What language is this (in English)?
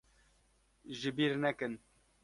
Kurdish